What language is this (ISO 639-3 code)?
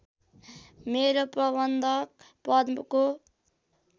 nep